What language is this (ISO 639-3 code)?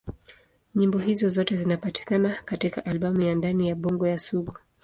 swa